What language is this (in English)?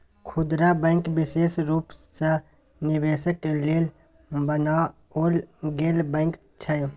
Maithili